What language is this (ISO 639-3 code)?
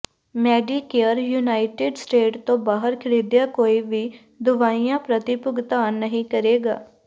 pan